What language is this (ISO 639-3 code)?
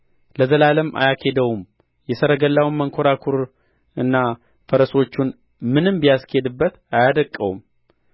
amh